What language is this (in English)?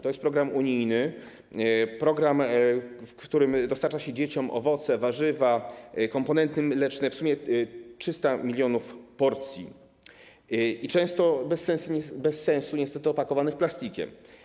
Polish